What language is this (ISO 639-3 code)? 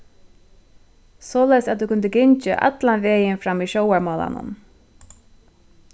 fao